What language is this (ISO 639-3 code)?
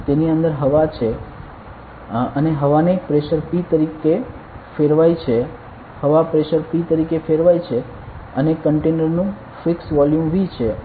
guj